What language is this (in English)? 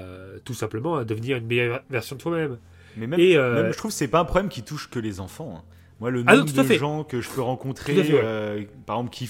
French